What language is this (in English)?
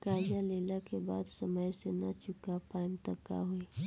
Bhojpuri